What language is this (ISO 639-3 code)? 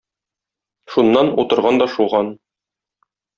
tat